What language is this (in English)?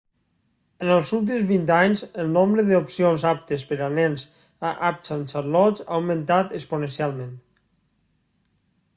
Catalan